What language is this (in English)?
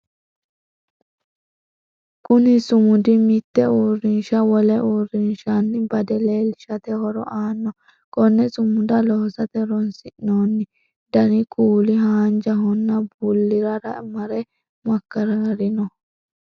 Sidamo